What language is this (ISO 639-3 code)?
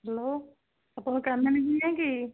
ori